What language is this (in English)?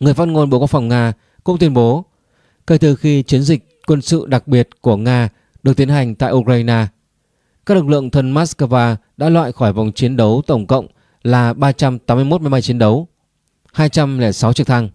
Vietnamese